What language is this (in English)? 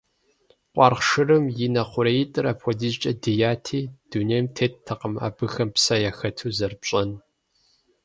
Kabardian